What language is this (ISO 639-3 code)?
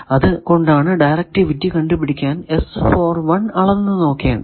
mal